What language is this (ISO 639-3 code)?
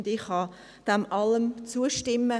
gsw